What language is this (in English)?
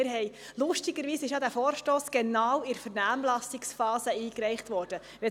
Swiss German